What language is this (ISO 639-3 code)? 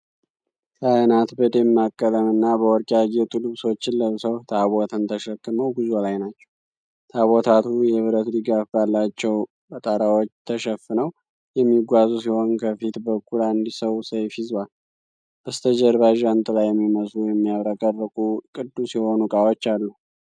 amh